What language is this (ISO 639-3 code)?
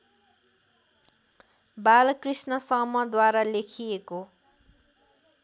nep